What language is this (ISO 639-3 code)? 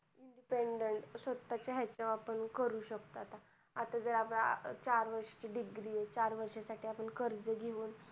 mar